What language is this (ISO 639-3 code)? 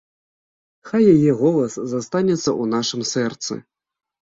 bel